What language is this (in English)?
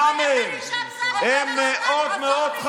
Hebrew